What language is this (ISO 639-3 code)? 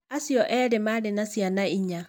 kik